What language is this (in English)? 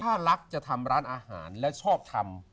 Thai